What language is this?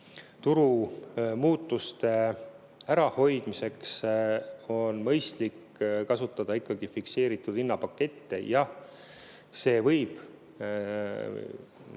Estonian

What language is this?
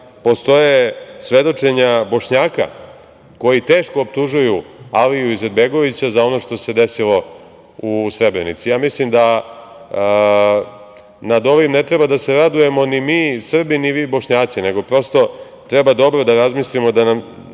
Serbian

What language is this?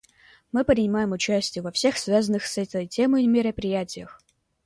Russian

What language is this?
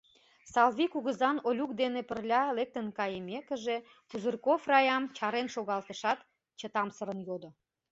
Mari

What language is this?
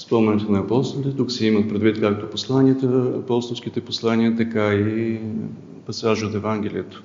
Bulgarian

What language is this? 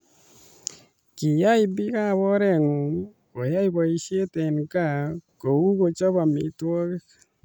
Kalenjin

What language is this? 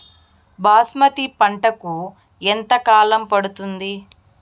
Telugu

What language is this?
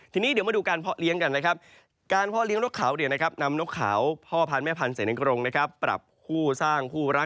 Thai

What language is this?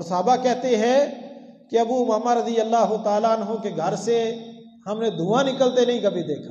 Arabic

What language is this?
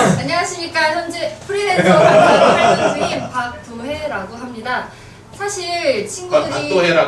Korean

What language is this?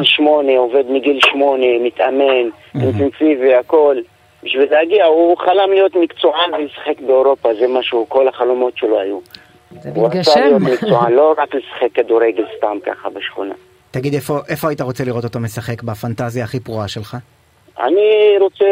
Hebrew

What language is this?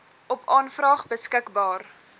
Afrikaans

